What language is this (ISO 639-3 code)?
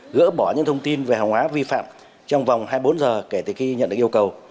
vie